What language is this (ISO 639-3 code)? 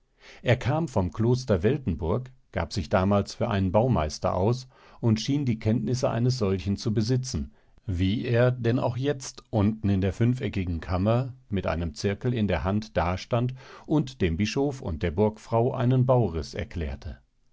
deu